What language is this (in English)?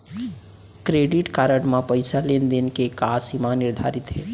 Chhattisgarhi